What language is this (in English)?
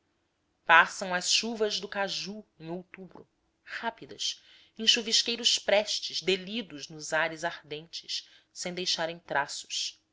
Portuguese